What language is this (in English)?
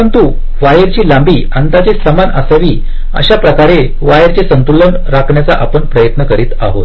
Marathi